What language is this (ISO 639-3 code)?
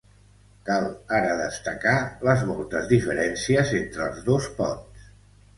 cat